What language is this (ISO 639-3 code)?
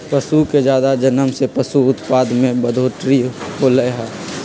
mag